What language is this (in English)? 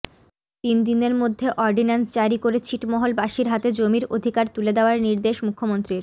Bangla